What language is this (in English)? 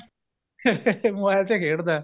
Punjabi